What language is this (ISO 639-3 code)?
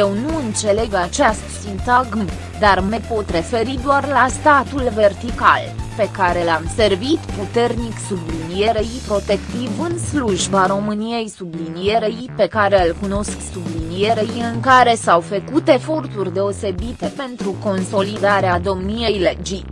ron